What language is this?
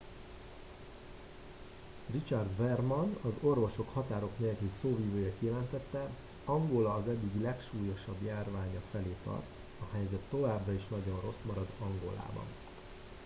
Hungarian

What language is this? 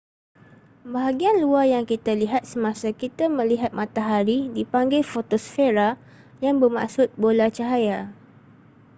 Malay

